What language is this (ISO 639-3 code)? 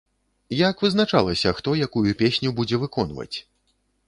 bel